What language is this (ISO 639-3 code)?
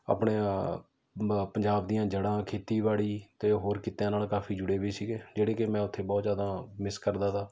pan